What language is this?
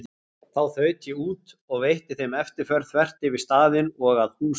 Icelandic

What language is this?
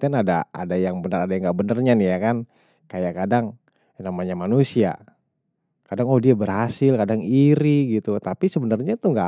Betawi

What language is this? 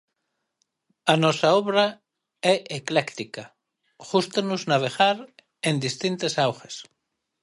Galician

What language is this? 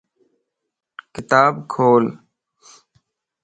Lasi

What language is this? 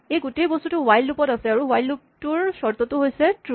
Assamese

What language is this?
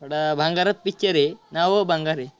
Marathi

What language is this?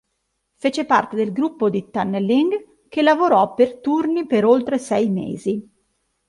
Italian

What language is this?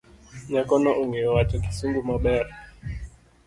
Luo (Kenya and Tanzania)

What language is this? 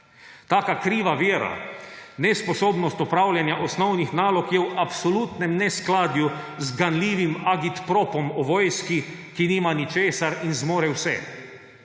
Slovenian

